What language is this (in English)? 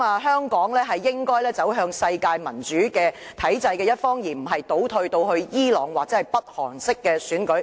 Cantonese